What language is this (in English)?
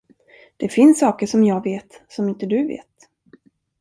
Swedish